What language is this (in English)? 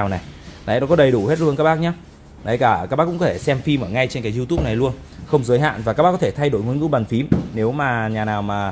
Vietnamese